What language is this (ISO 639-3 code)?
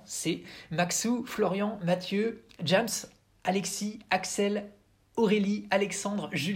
fra